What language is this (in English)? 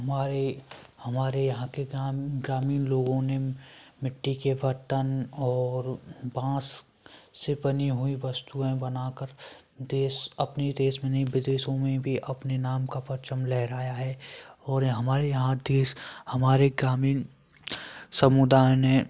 Hindi